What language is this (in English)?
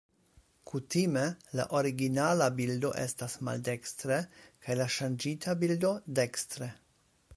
Esperanto